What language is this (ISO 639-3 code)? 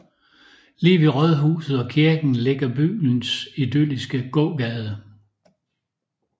dan